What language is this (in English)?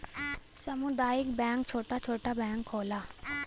Bhojpuri